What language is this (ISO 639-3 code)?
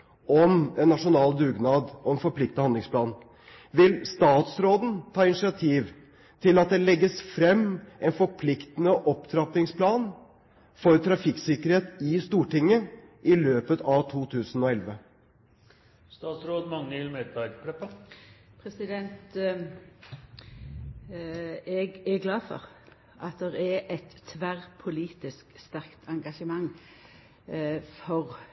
nor